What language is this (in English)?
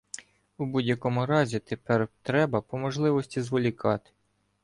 Ukrainian